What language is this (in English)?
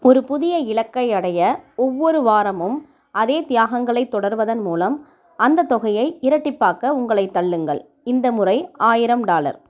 Tamil